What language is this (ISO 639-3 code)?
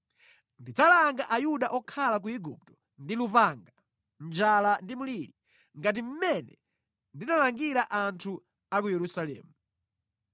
nya